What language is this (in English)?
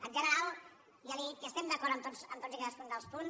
Catalan